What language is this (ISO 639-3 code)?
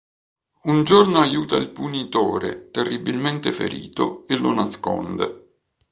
ita